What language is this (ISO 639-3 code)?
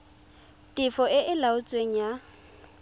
tsn